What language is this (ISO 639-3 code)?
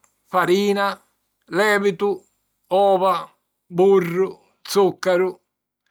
scn